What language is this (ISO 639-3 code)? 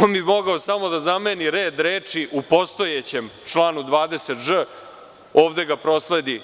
srp